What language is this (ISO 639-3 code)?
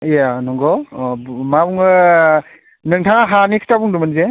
brx